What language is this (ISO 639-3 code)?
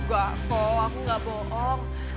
ind